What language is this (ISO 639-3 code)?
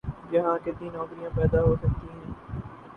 urd